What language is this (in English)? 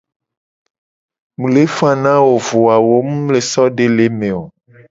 Gen